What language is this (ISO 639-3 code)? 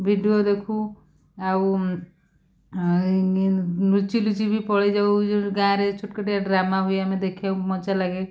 ori